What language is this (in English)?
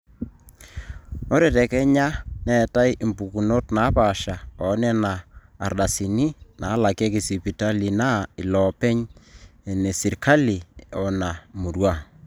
Masai